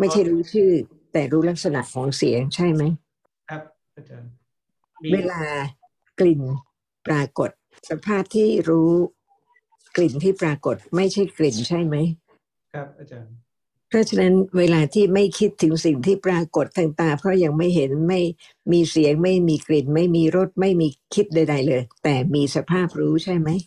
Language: Thai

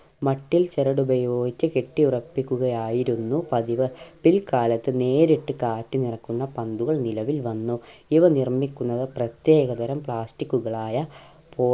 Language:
Malayalam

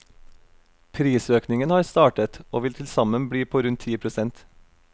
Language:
Norwegian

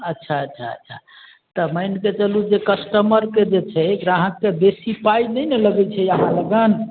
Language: Maithili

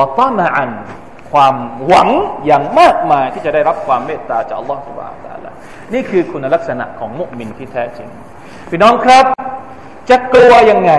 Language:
Thai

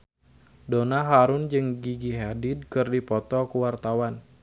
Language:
Sundanese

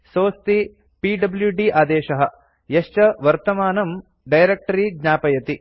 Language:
Sanskrit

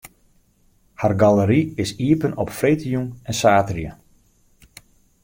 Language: Western Frisian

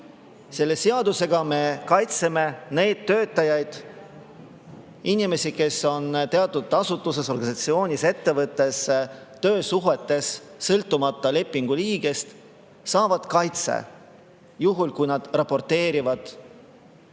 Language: Estonian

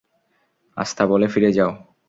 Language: Bangla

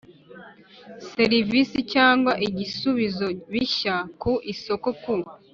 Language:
Kinyarwanda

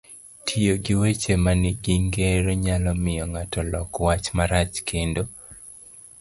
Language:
Luo (Kenya and Tanzania)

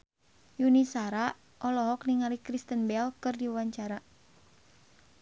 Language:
Sundanese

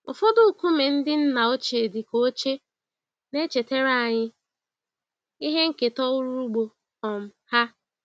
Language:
Igbo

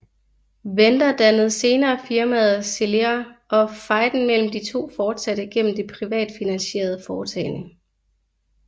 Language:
Danish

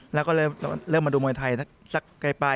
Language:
Thai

